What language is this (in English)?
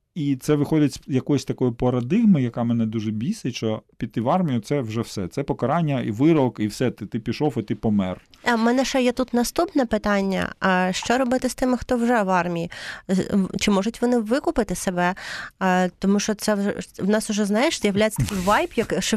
Ukrainian